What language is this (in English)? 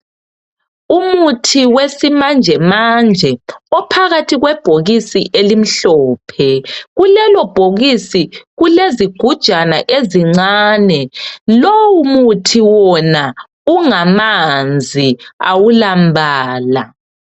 North Ndebele